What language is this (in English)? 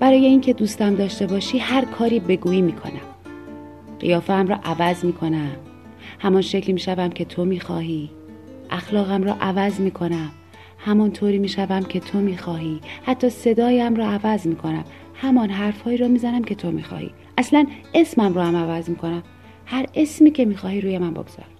Persian